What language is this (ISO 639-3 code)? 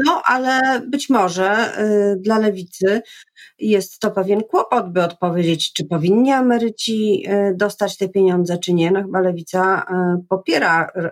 pol